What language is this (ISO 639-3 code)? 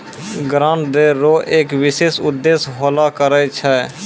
mai